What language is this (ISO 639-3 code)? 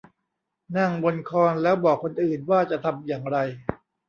tha